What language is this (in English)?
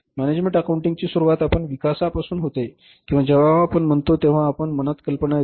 Marathi